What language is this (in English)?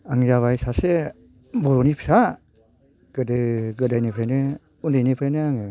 Bodo